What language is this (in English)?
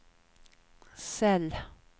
Swedish